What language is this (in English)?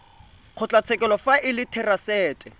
Tswana